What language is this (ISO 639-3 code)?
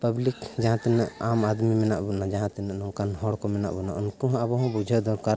sat